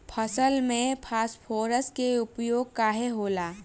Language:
Bhojpuri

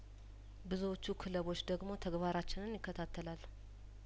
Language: Amharic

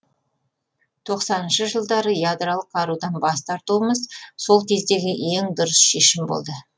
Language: Kazakh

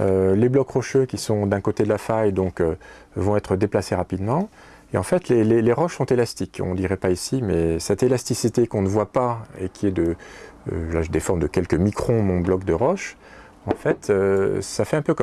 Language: French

